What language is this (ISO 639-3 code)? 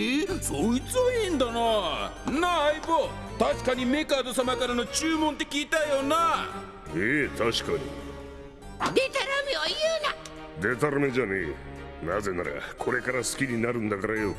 jpn